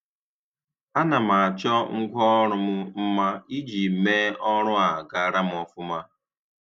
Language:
Igbo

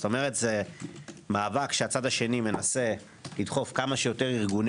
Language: Hebrew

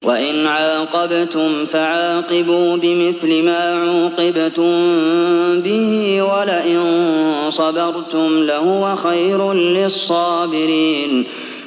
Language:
Arabic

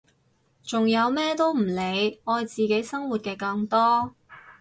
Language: Cantonese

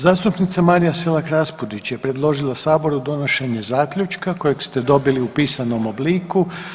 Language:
Croatian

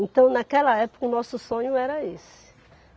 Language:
Portuguese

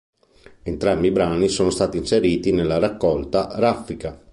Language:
Italian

